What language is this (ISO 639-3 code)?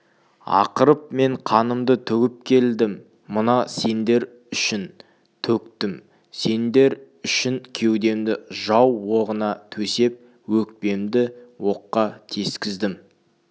kaz